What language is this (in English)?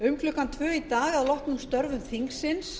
Icelandic